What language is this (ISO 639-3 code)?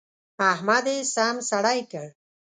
pus